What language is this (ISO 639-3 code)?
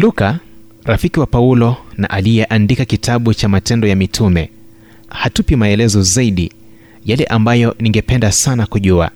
swa